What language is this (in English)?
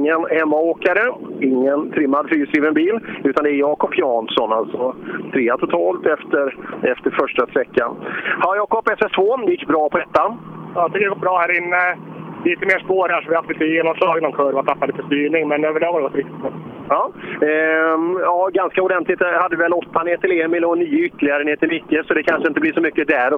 Swedish